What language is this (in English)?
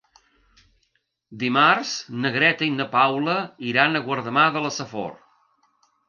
Catalan